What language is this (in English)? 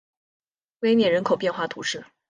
Chinese